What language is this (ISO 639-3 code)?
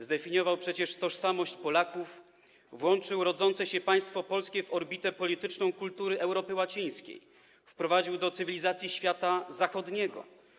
pol